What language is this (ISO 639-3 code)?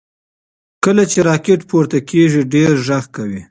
pus